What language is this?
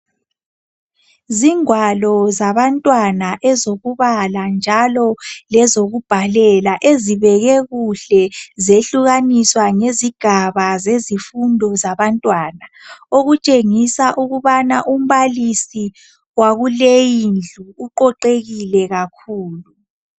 North Ndebele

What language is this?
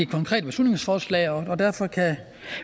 Danish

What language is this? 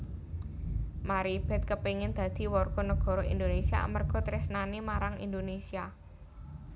Javanese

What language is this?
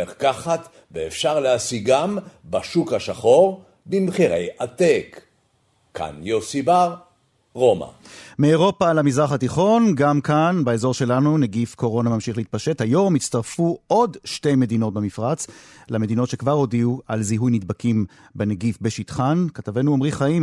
Hebrew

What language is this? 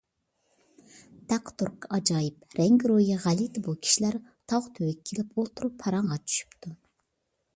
Uyghur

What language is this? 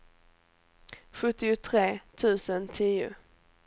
Swedish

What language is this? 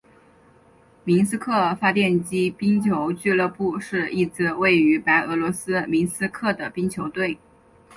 Chinese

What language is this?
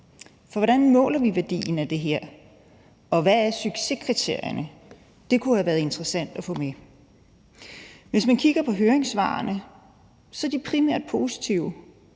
Danish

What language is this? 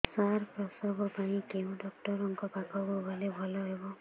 Odia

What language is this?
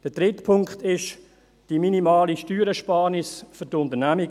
Swiss German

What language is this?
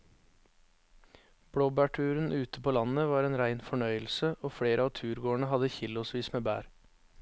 Norwegian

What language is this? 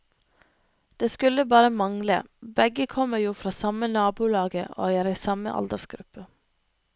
Norwegian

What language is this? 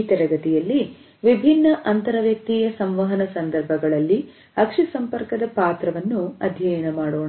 Kannada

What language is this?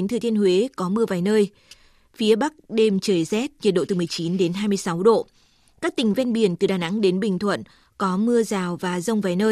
Vietnamese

